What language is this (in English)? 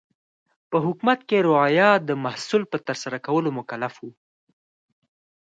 Pashto